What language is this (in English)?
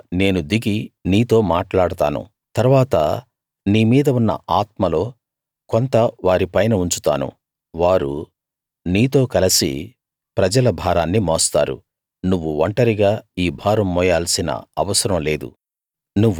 Telugu